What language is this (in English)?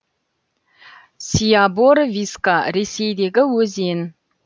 Kazakh